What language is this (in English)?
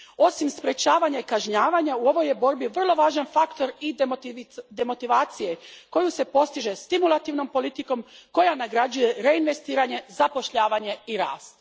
Croatian